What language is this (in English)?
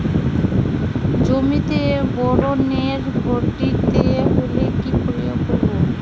Bangla